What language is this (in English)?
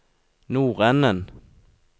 Norwegian